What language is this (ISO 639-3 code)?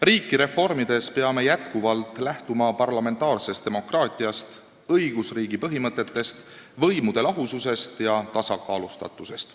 est